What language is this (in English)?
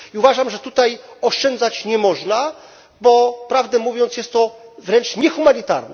Polish